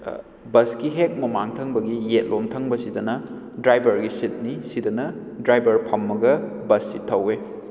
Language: Manipuri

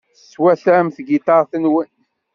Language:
Kabyle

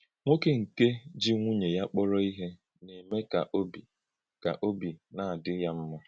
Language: Igbo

